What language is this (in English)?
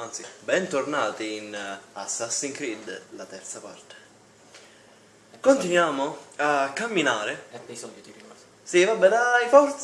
Italian